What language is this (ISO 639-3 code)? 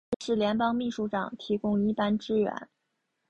zho